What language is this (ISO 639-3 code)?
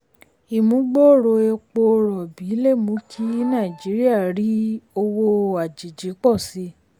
yor